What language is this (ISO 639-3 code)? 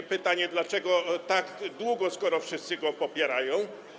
pol